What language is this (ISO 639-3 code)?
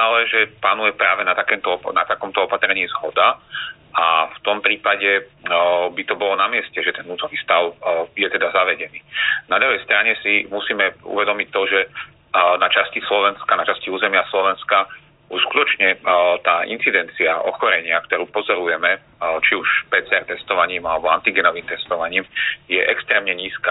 slk